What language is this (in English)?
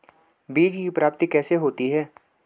Hindi